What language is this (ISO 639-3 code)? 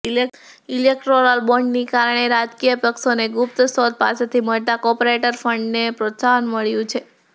guj